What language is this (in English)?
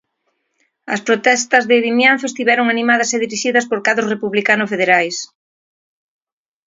Galician